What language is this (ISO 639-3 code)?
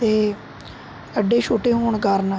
pan